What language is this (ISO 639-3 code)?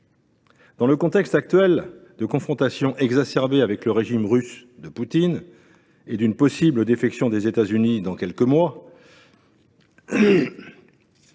fra